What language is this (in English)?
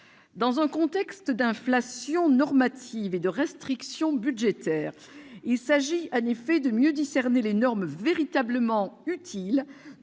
French